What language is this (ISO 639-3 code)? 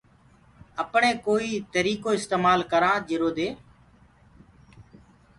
ggg